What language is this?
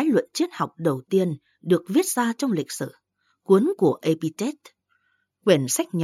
Vietnamese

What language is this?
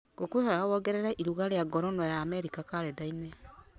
Kikuyu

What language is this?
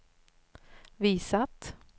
Swedish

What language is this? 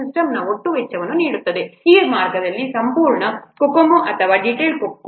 Kannada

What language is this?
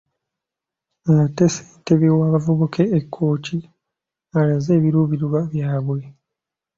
Ganda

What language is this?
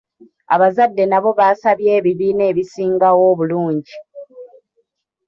Ganda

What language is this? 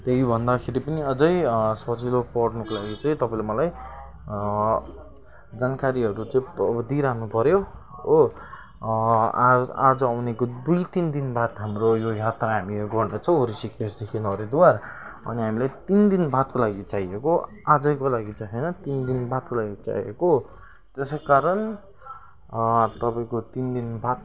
Nepali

